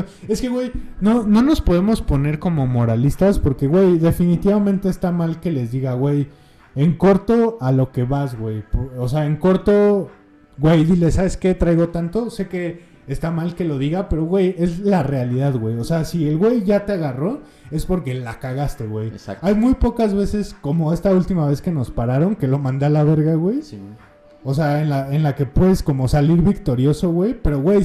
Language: Spanish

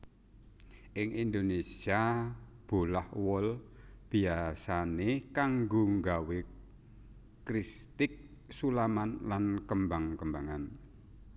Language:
Javanese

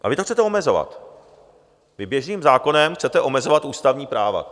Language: Czech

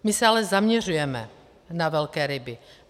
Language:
Czech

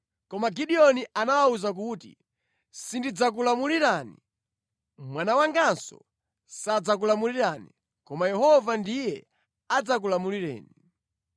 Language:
Nyanja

